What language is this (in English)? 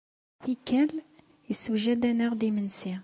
Kabyle